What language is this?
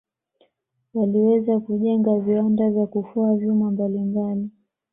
Swahili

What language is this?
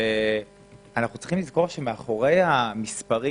Hebrew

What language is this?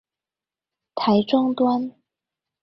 Chinese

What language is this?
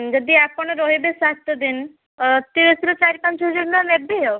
Odia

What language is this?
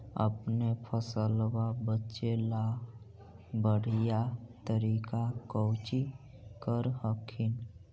Magahi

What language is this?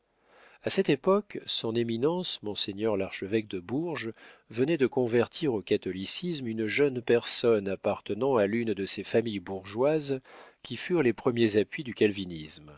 French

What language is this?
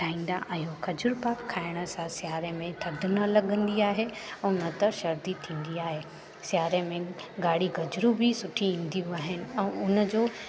Sindhi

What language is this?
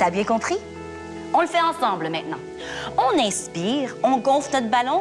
French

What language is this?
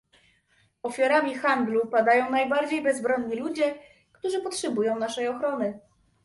Polish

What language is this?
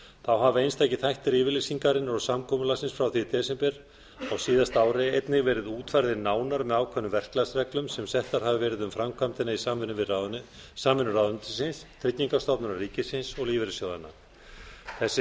Icelandic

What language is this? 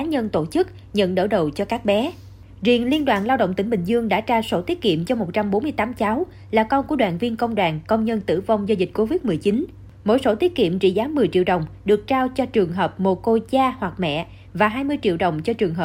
Vietnamese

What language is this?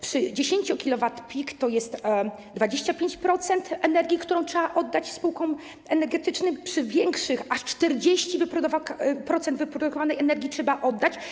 Polish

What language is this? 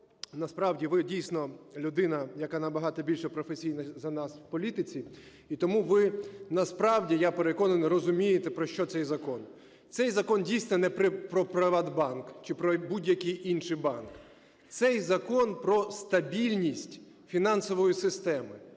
Ukrainian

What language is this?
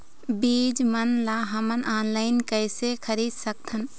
Chhattisgarhi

